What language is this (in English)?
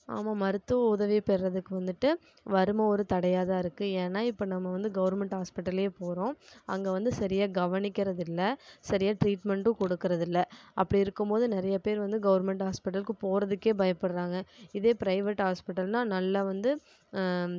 Tamil